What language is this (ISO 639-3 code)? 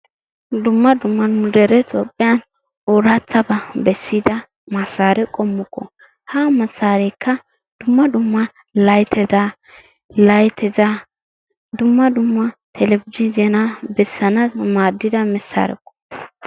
wal